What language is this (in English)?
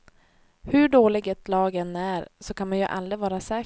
Swedish